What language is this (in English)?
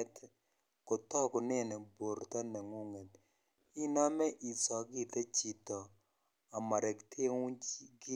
Kalenjin